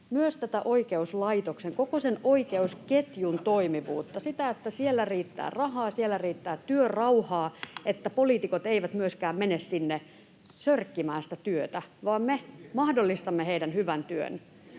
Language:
Finnish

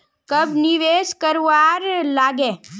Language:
Magahi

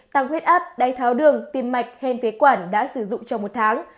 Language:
Vietnamese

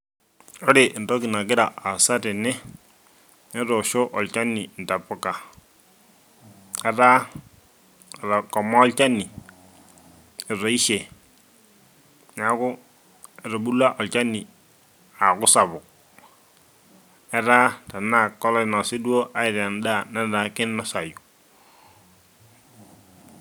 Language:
Masai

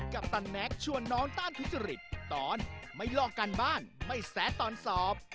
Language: Thai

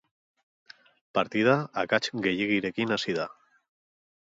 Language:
Basque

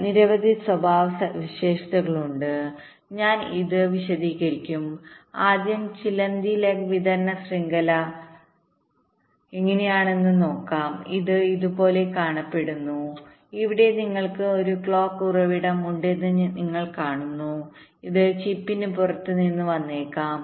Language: Malayalam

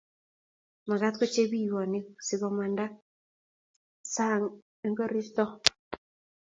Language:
Kalenjin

